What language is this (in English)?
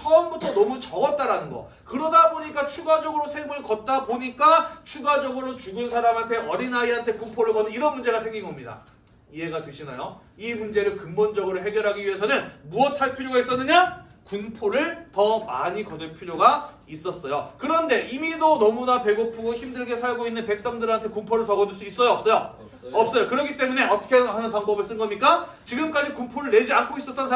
Korean